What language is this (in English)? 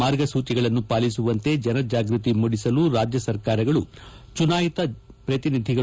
Kannada